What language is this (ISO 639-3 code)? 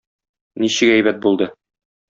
tat